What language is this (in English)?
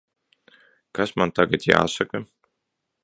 Latvian